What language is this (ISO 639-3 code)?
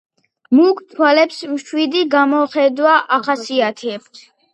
kat